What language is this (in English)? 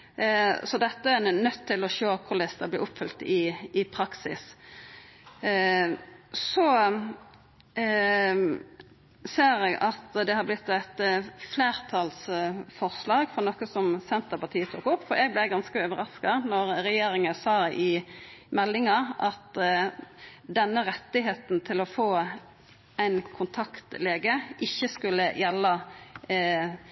Norwegian Nynorsk